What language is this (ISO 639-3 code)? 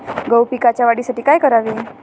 mar